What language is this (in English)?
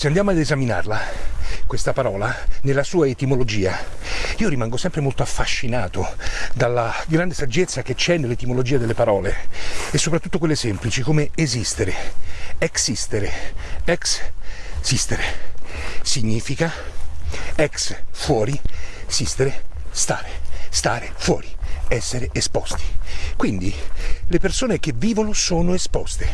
Italian